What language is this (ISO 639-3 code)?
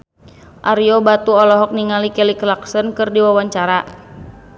sun